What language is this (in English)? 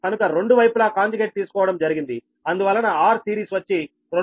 Telugu